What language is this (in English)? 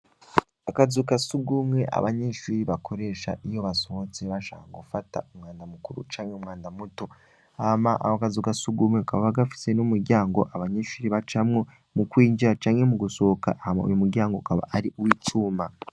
Rundi